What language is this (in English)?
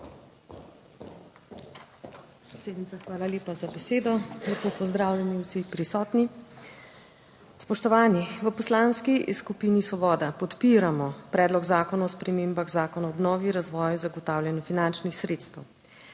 Slovenian